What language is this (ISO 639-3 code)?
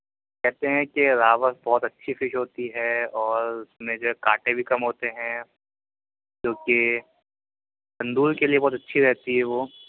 urd